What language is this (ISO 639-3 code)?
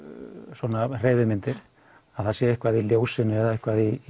isl